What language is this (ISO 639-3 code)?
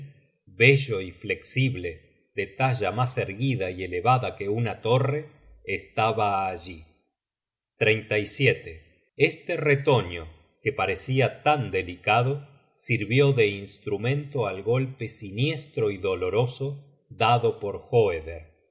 spa